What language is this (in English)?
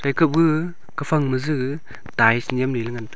Wancho Naga